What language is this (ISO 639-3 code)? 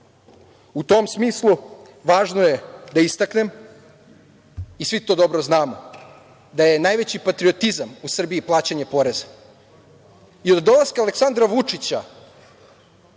srp